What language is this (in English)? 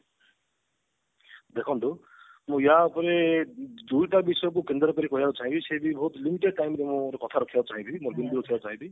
Odia